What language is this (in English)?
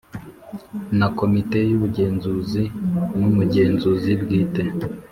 Kinyarwanda